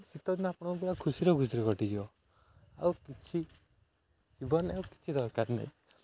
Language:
Odia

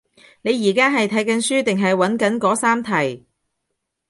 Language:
Cantonese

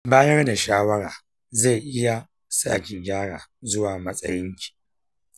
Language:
Hausa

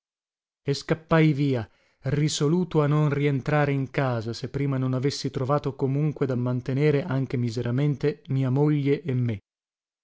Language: Italian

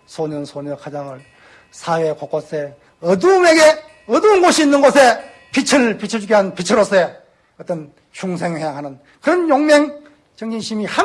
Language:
Korean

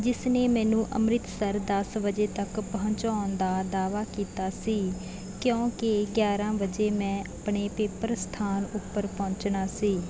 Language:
Punjabi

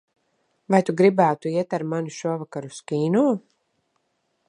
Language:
Latvian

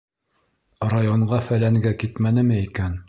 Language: Bashkir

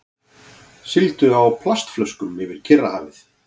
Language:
Icelandic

